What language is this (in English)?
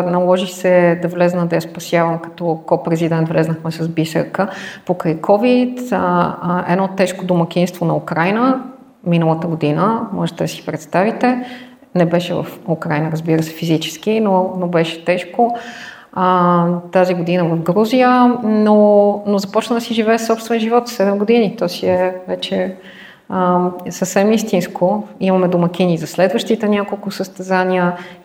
Bulgarian